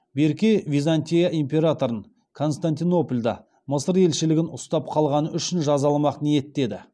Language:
Kazakh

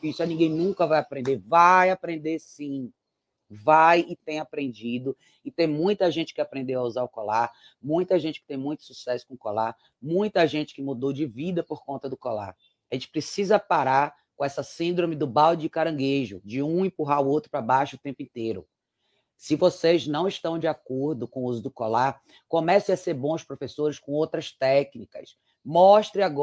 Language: Portuguese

